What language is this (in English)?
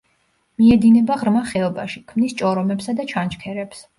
Georgian